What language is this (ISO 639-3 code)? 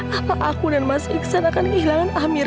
ind